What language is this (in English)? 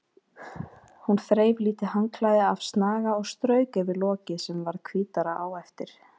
Icelandic